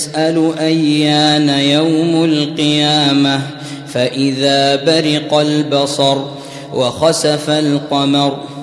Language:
Arabic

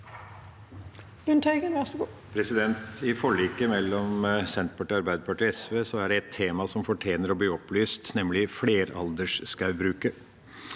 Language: Norwegian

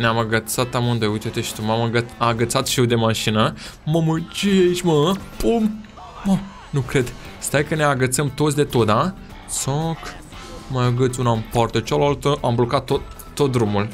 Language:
Romanian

